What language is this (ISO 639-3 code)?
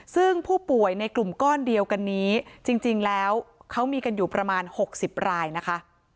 tha